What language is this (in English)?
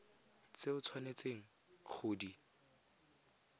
Tswana